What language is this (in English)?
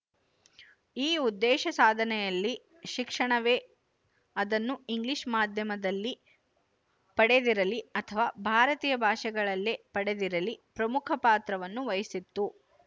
Kannada